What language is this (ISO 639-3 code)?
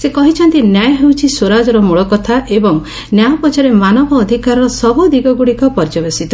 ori